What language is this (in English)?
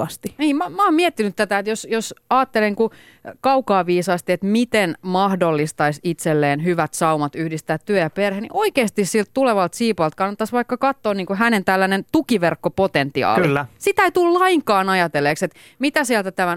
Finnish